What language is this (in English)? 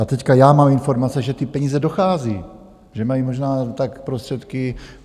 Czech